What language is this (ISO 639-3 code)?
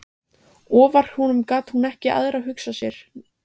isl